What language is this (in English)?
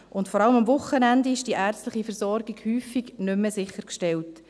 Swiss German